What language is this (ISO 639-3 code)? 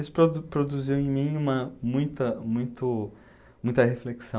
por